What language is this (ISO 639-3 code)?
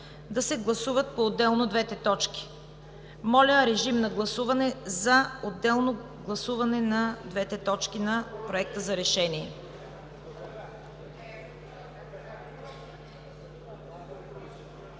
bul